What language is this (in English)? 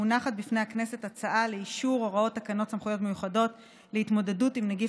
Hebrew